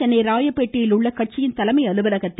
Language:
Tamil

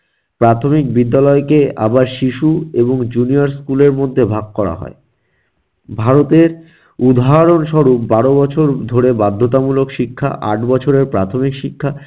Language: Bangla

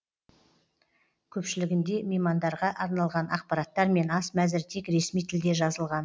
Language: Kazakh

